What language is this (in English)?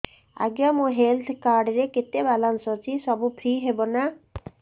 Odia